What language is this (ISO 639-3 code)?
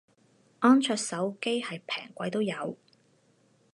yue